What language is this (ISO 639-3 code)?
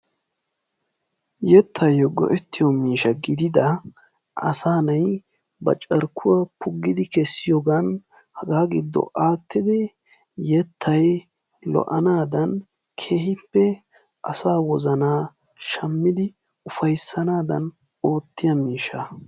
wal